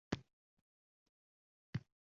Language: Uzbek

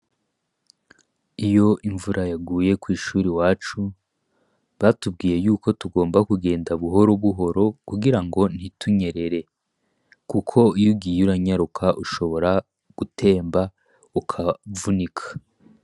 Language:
Rundi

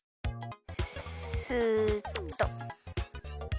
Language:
Japanese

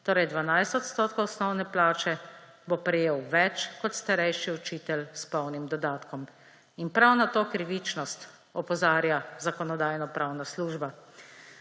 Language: Slovenian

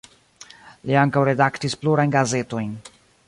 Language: Esperanto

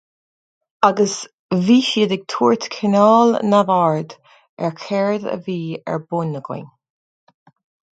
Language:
Irish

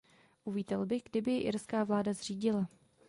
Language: Czech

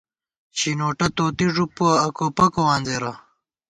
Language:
Gawar-Bati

